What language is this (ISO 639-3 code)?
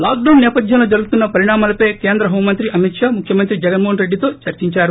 tel